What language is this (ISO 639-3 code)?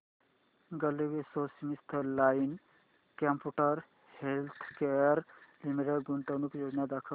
mar